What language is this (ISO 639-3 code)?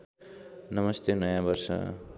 nep